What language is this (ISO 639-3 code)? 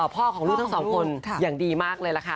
tha